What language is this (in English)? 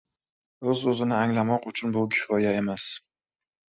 Uzbek